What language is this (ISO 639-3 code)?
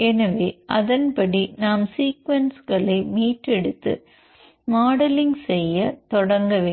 tam